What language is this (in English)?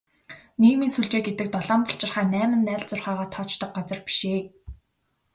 Mongolian